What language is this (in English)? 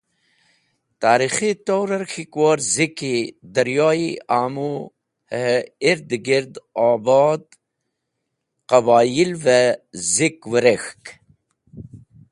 Wakhi